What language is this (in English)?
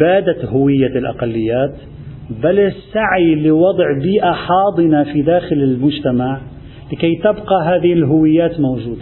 Arabic